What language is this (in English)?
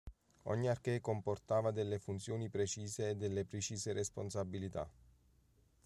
Italian